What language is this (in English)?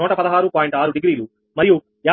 Telugu